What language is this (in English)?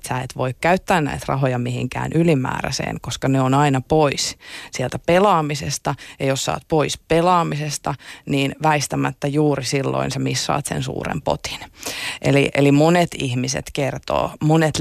Finnish